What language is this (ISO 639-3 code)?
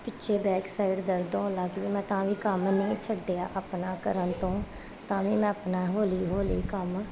pan